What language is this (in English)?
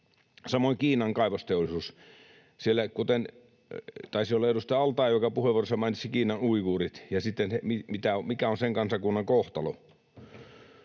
Finnish